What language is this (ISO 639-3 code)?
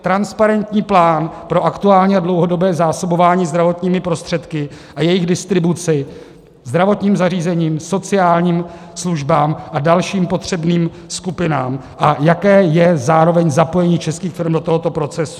ces